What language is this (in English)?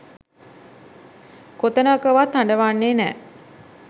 Sinhala